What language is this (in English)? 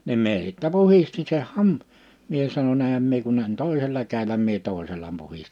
Finnish